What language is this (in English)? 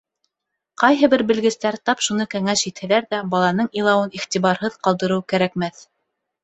Bashkir